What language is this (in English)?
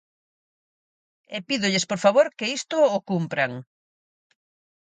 Galician